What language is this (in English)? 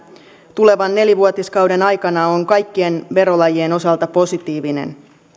Finnish